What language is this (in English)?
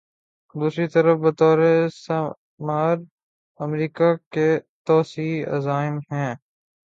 Urdu